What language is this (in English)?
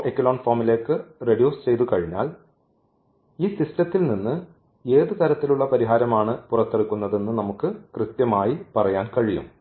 Malayalam